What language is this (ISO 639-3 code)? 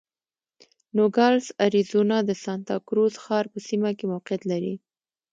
pus